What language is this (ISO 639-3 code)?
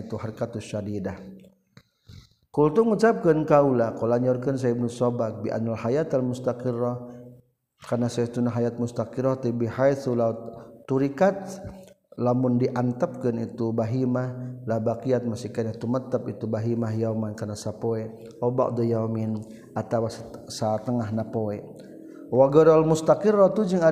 msa